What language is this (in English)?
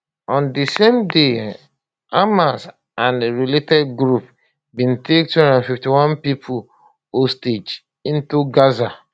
Nigerian Pidgin